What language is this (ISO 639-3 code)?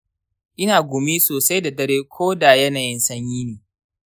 hau